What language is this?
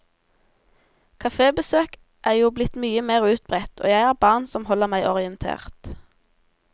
Norwegian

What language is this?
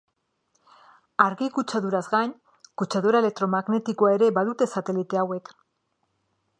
Basque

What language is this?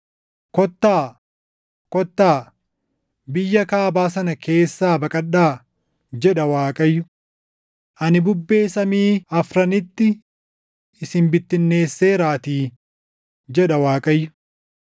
Oromo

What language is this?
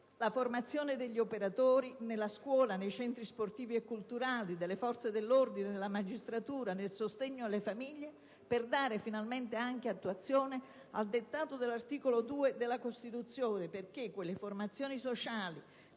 Italian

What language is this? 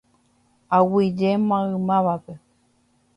Guarani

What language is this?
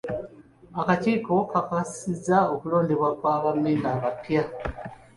Ganda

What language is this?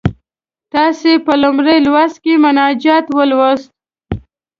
Pashto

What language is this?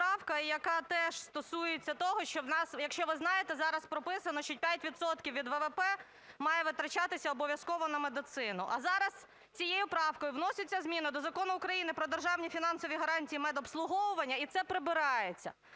Ukrainian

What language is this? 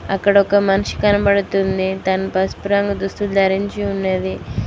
Telugu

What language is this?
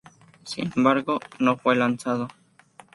Spanish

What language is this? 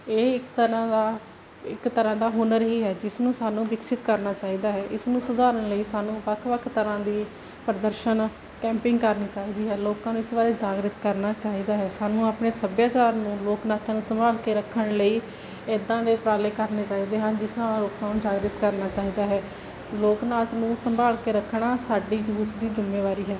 Punjabi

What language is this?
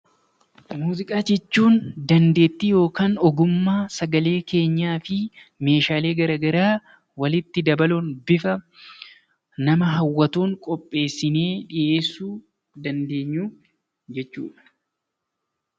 Oromo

